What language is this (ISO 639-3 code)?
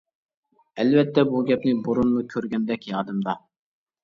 uig